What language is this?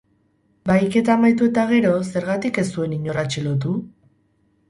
Basque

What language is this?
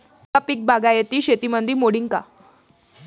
Marathi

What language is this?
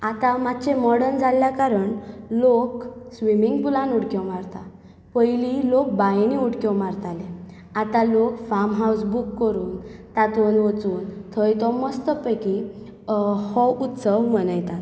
Konkani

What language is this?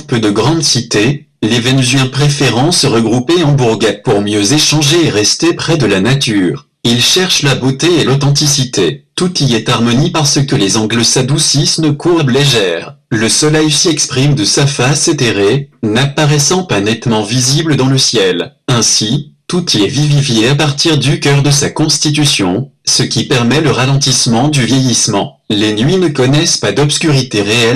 French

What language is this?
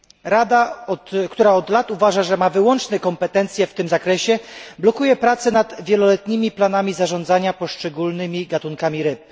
Polish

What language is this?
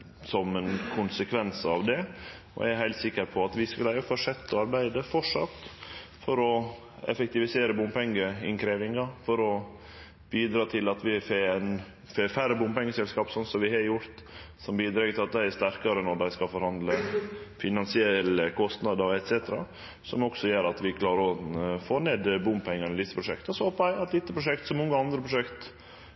Norwegian Nynorsk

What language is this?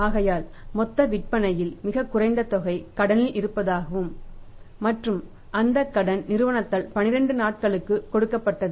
Tamil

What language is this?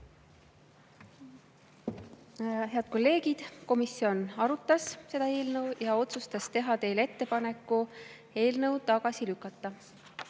Estonian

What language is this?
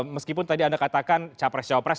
Indonesian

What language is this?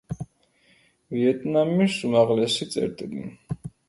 Georgian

